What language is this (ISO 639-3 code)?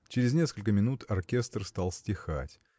rus